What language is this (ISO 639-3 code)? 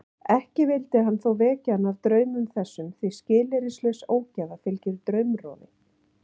isl